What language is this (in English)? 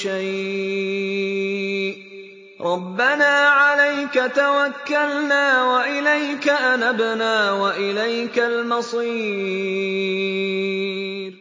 Arabic